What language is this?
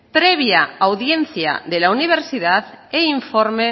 Spanish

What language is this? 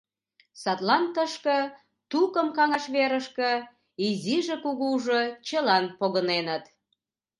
Mari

